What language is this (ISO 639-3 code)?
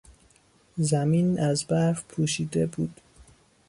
fas